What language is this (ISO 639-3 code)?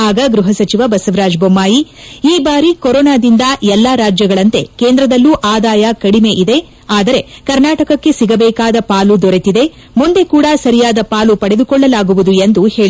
kan